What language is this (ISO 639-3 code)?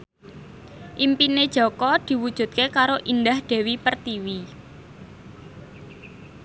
jav